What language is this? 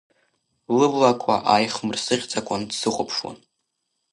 Abkhazian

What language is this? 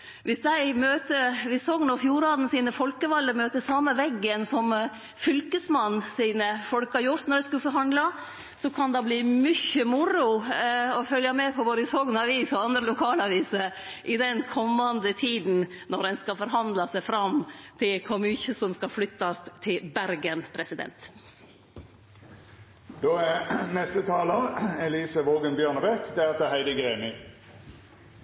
Norwegian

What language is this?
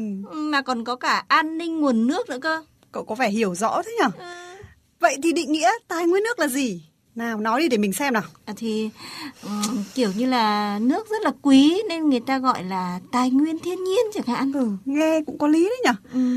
Vietnamese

